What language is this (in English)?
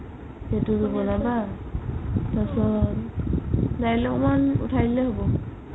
Assamese